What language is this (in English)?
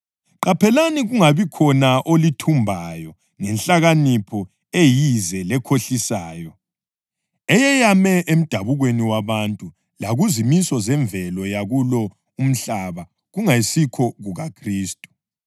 North Ndebele